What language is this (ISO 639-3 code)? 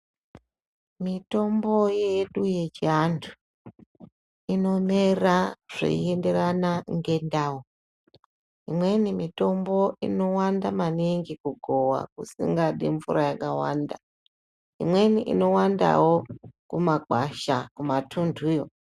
ndc